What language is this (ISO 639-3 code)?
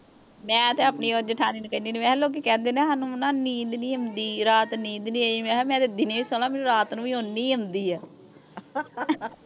pan